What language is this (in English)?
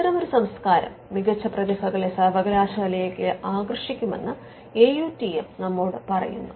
Malayalam